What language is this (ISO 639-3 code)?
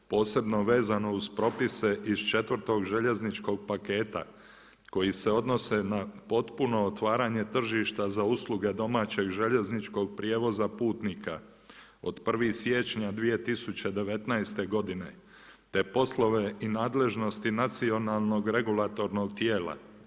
hrv